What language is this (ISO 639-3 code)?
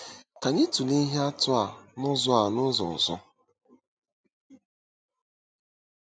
ibo